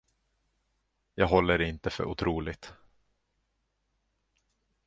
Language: Swedish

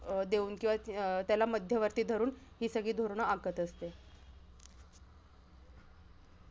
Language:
Marathi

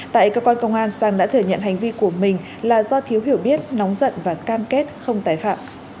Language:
Vietnamese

